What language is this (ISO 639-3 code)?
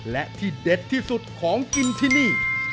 tha